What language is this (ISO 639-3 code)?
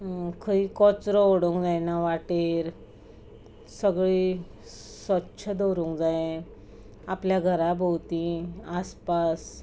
kok